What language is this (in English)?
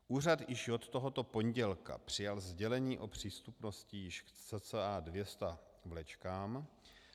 Czech